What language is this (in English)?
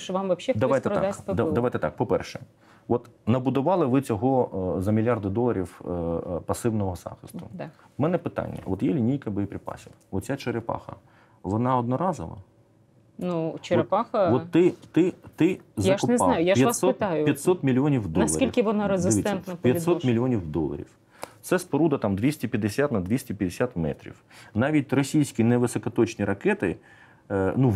Ukrainian